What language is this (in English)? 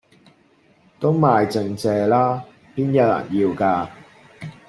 Cantonese